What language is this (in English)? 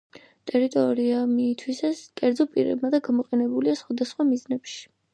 Georgian